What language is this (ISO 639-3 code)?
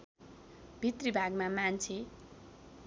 nep